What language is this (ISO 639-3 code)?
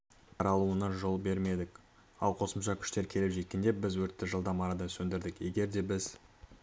kaz